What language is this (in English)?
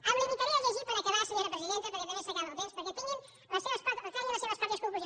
Catalan